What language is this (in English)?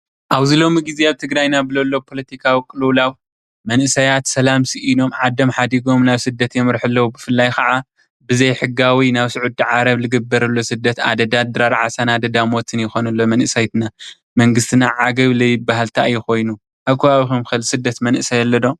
Tigrinya